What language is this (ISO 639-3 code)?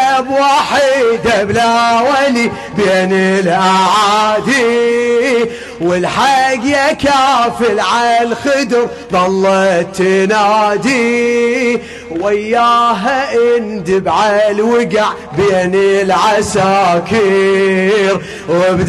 ara